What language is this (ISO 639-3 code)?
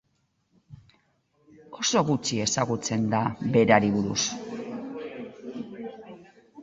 eus